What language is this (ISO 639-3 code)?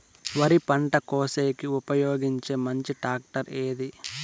tel